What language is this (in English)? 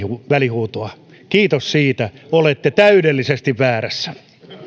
Finnish